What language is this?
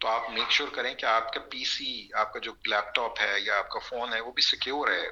Urdu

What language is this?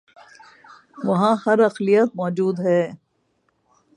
Urdu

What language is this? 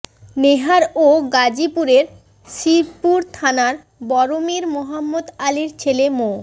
Bangla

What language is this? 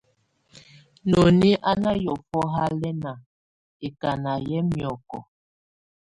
Tunen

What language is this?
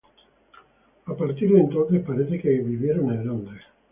Spanish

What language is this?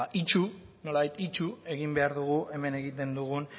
Basque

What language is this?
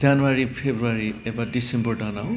Bodo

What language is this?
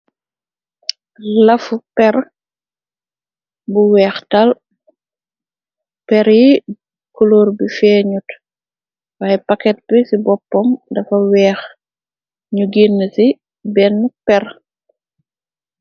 Wolof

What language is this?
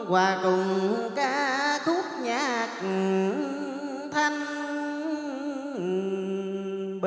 Vietnamese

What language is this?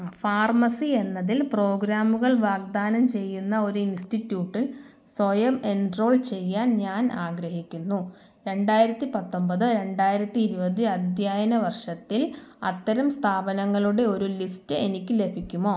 Malayalam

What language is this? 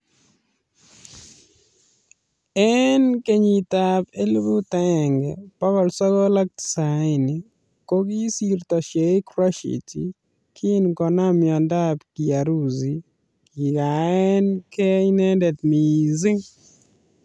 Kalenjin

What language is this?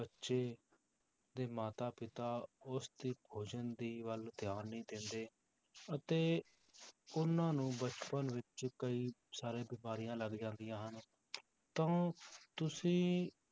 Punjabi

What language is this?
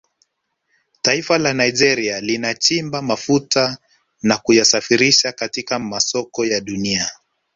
Swahili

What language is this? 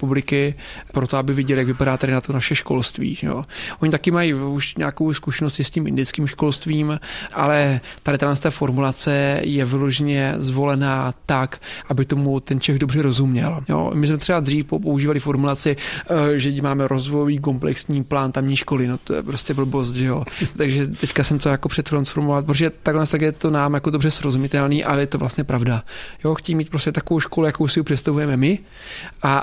Czech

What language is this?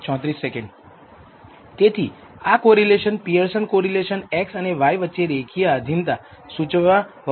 Gujarati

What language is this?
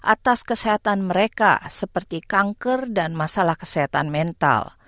Indonesian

